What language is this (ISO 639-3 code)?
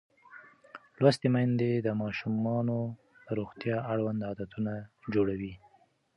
pus